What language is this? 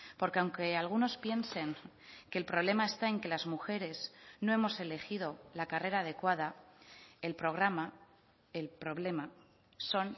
Spanish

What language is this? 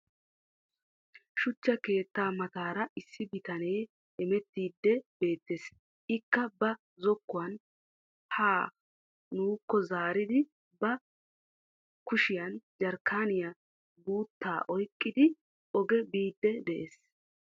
Wolaytta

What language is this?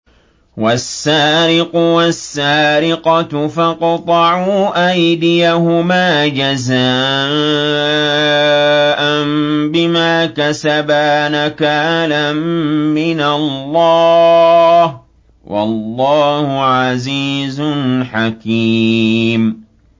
Arabic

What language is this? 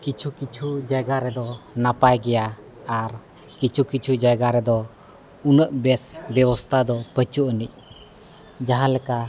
Santali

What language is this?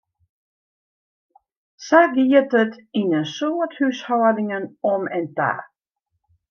Western Frisian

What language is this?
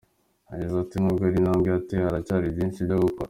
Kinyarwanda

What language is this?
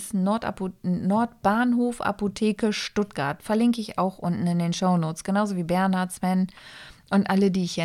German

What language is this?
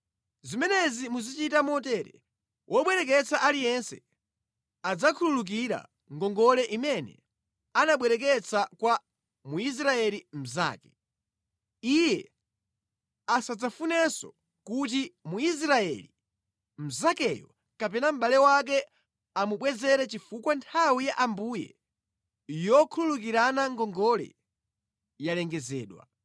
Nyanja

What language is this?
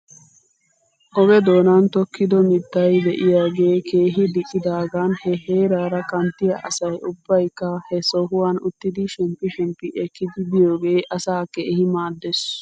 Wolaytta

